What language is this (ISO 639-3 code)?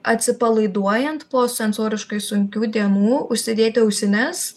lit